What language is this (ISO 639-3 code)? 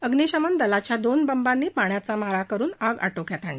mar